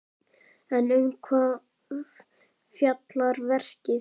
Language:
Icelandic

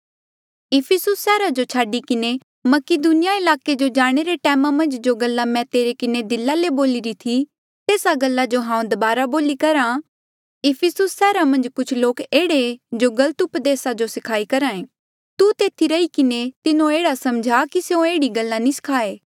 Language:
Mandeali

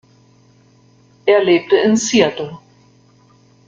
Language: German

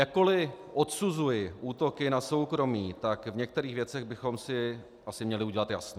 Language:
Czech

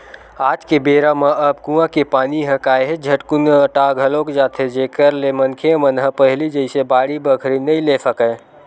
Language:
Chhattisgarhi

